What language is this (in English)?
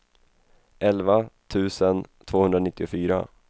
Swedish